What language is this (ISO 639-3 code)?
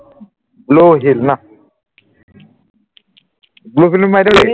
asm